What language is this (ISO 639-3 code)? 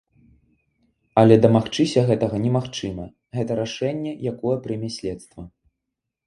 bel